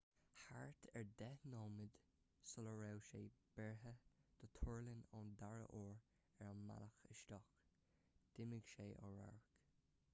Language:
Irish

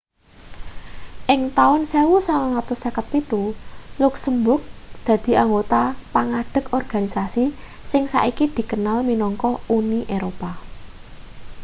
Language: Javanese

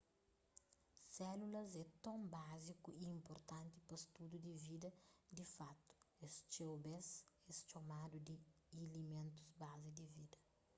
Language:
Kabuverdianu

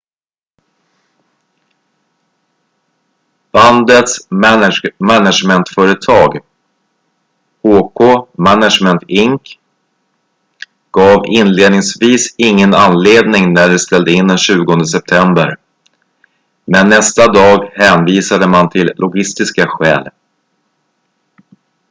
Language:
Swedish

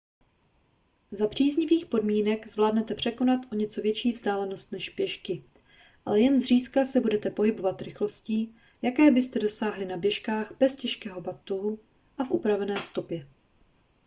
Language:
Czech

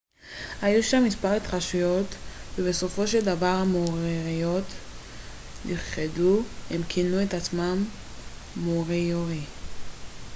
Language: Hebrew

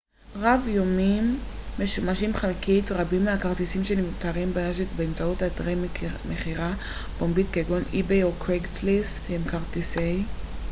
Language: Hebrew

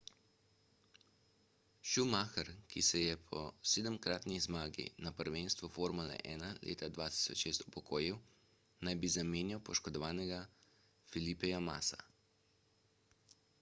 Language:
Slovenian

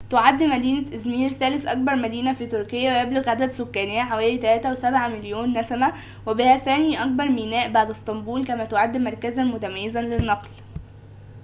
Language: Arabic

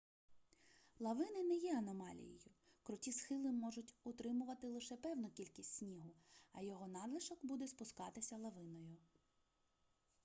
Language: Ukrainian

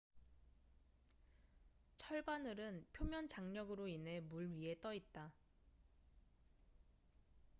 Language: Korean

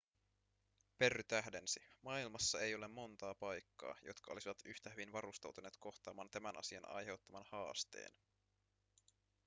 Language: Finnish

